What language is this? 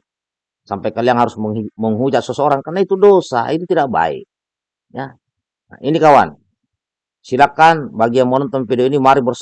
Indonesian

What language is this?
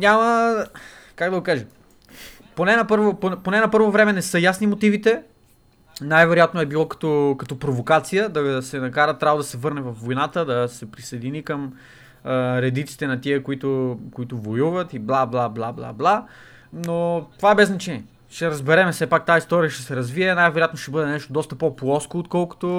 Bulgarian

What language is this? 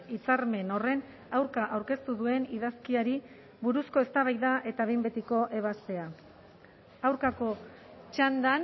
Basque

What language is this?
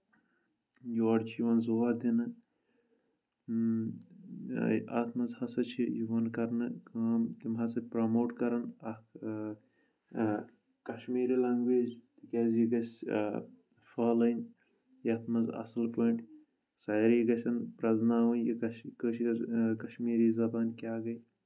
Kashmiri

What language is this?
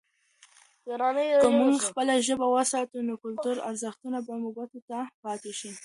Pashto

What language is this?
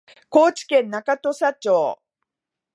Japanese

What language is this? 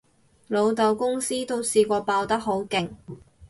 Cantonese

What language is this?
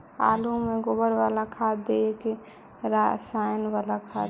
Magahi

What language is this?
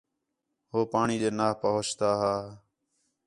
Khetrani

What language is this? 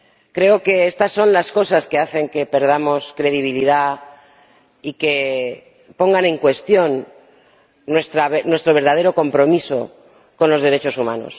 Spanish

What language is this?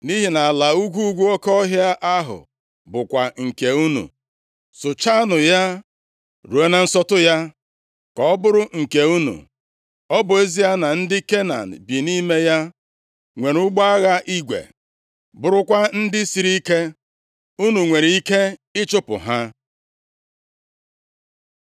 Igbo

